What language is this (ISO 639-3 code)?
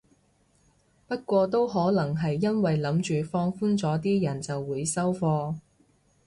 yue